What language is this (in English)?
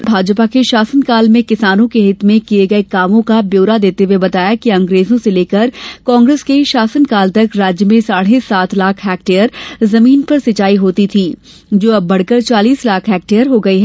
Hindi